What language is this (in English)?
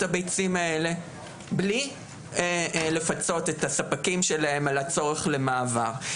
Hebrew